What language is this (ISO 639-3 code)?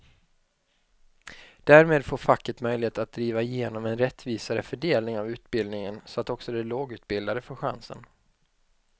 swe